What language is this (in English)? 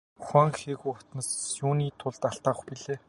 Mongolian